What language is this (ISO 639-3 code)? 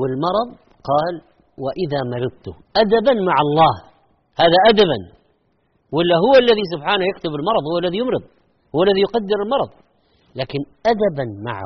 ara